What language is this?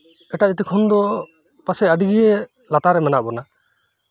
Santali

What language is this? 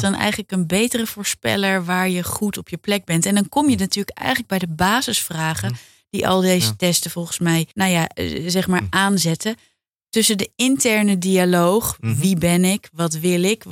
Dutch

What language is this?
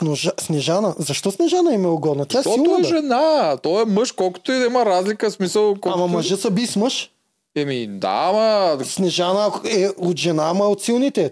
Bulgarian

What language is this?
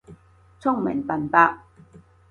Cantonese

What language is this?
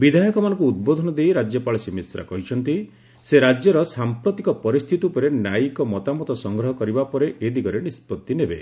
Odia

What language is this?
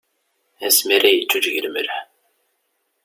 Kabyle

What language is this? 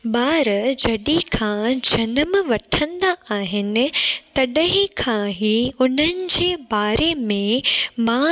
Sindhi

